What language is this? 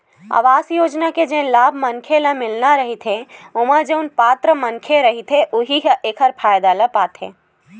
Chhattisgarhi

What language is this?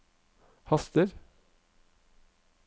Norwegian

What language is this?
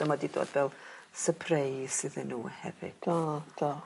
Welsh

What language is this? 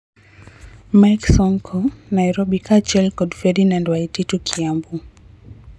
Luo (Kenya and Tanzania)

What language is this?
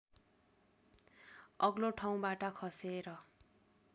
Nepali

